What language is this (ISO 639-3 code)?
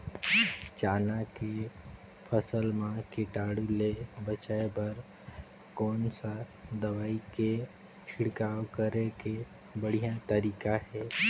hne